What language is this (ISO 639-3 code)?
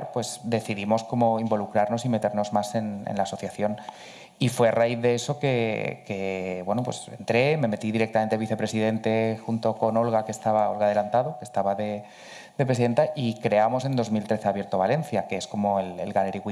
spa